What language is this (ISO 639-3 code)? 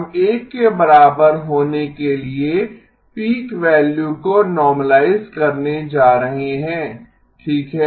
hin